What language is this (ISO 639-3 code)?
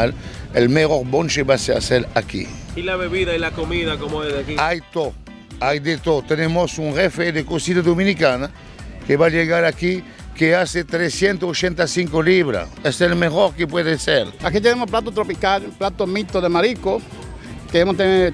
spa